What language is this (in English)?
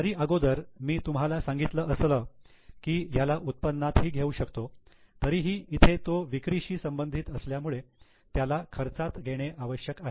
Marathi